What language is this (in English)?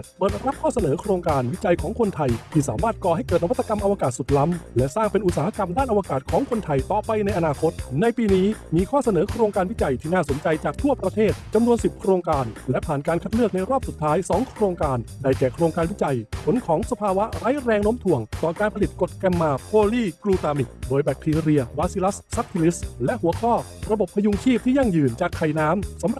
Thai